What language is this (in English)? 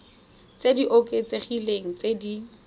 Tswana